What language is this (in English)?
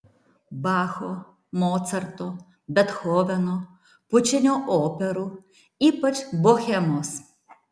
Lithuanian